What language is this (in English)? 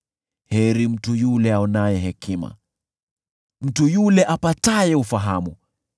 Swahili